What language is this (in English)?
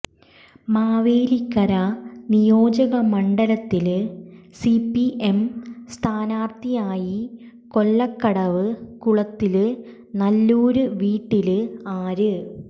Malayalam